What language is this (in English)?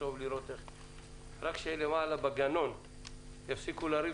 Hebrew